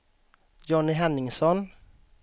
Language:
Swedish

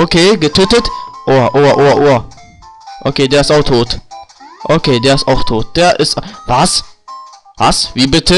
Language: German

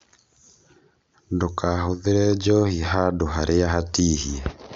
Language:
Kikuyu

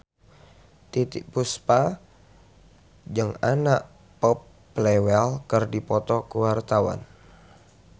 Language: Sundanese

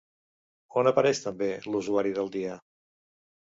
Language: Catalan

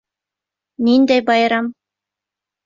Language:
Bashkir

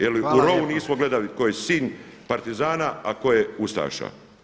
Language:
Croatian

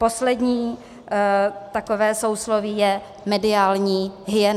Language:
Czech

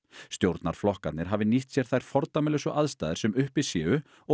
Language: Icelandic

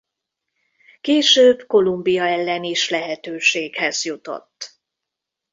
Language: Hungarian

